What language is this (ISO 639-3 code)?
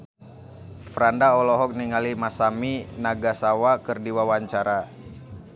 sun